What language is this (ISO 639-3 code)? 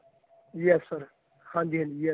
pan